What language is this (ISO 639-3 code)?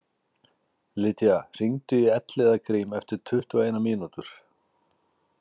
isl